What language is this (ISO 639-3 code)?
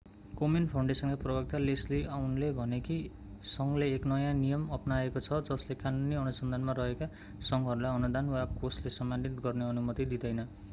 nep